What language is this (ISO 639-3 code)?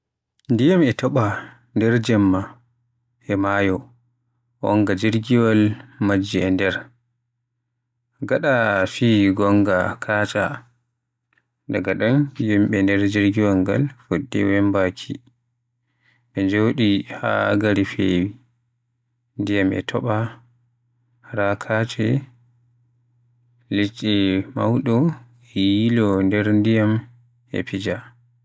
fuh